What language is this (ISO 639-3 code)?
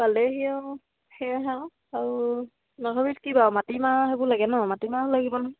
asm